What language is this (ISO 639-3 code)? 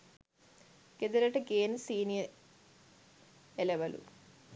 sin